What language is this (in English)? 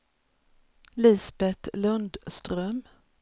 Swedish